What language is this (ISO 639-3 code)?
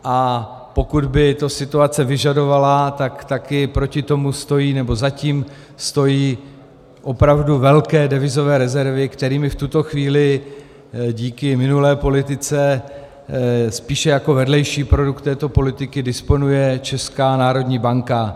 ces